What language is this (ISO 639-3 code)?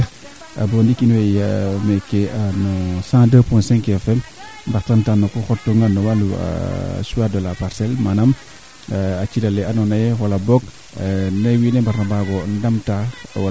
srr